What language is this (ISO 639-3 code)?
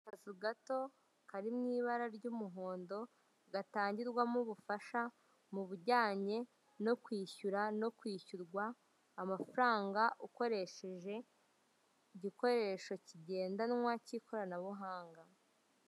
kin